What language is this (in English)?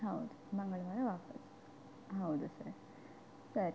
Kannada